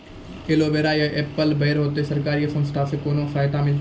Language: Maithili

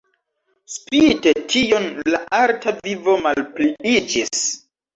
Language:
Esperanto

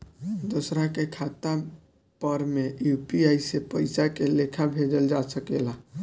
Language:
Bhojpuri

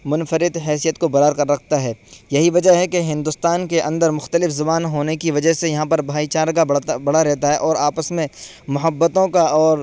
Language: Urdu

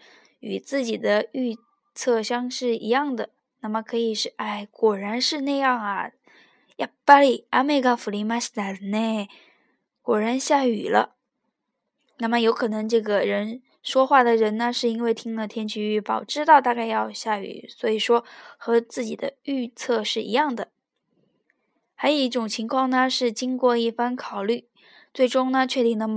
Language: Chinese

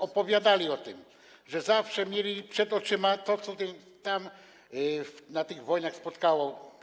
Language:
Polish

